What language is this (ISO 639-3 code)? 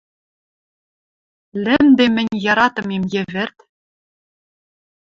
mrj